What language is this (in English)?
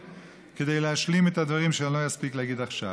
Hebrew